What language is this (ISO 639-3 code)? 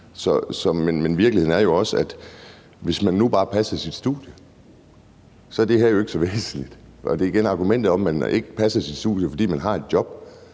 dan